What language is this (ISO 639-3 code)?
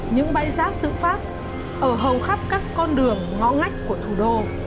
vie